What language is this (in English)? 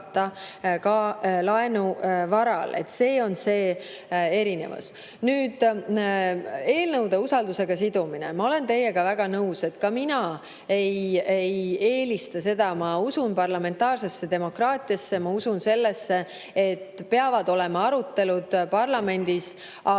Estonian